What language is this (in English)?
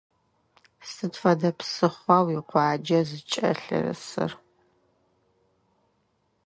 Adyghe